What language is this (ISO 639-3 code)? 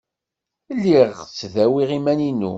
kab